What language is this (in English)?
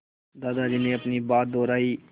Hindi